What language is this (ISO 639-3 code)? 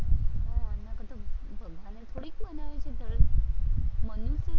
guj